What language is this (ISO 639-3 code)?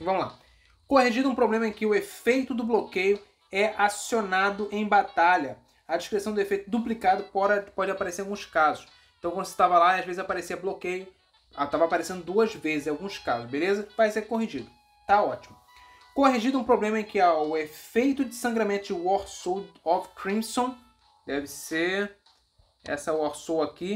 por